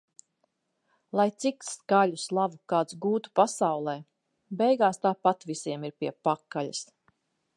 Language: Latvian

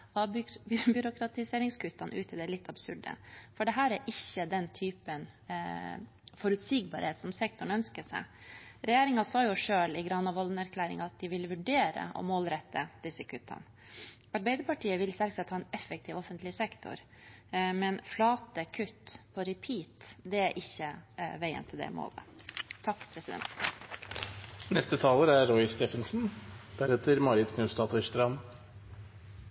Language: Norwegian Bokmål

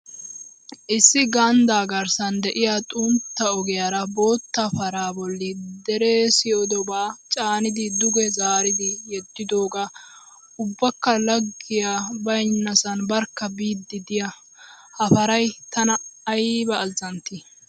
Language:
Wolaytta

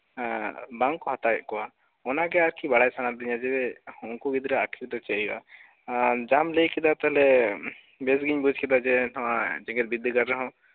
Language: Santali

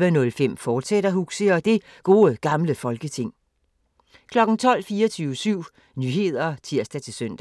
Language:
Danish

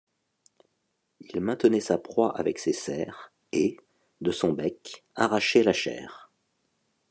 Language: French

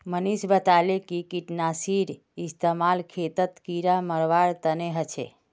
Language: Magahi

